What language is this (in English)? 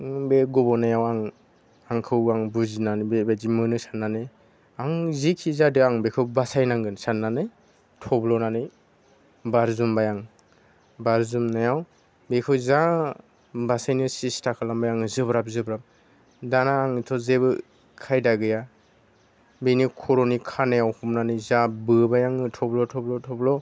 Bodo